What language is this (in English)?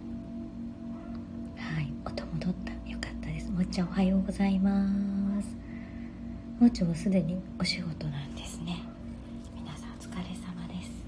Japanese